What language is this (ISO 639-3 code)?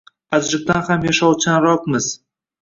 uzb